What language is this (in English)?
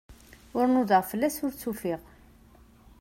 Kabyle